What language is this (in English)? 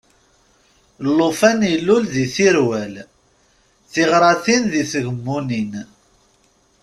Kabyle